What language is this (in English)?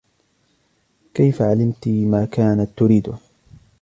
Arabic